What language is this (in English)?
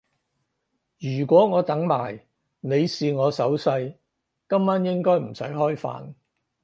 Cantonese